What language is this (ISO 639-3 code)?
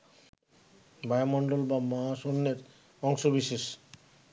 ben